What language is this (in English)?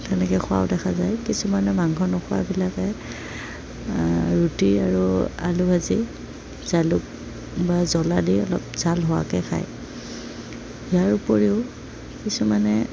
Assamese